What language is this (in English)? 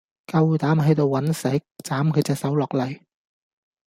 Cantonese